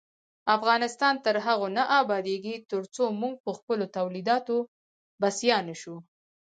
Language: Pashto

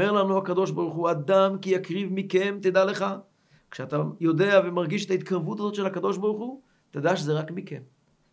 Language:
Hebrew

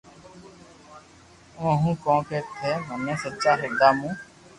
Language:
Loarki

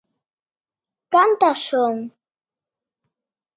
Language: Galician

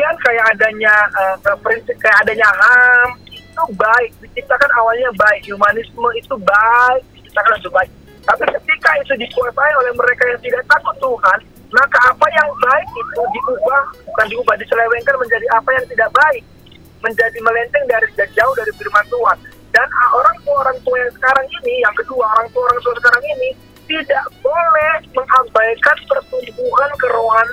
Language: Indonesian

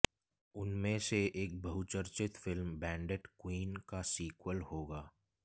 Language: Hindi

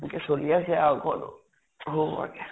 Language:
Assamese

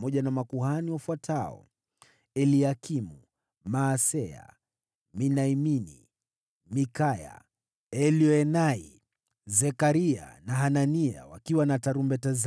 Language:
Swahili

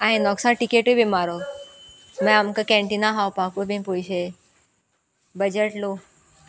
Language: Konkani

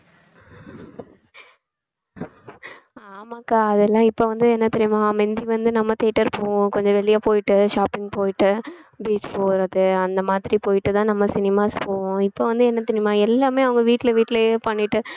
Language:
Tamil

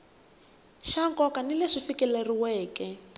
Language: Tsonga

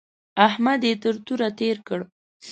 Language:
Pashto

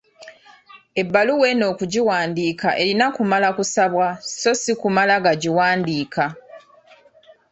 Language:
Ganda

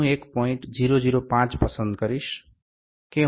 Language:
Gujarati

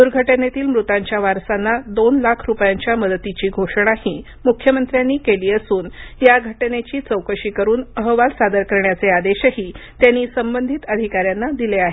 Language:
Marathi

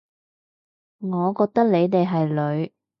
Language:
Cantonese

